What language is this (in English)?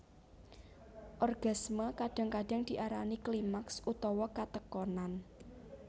Javanese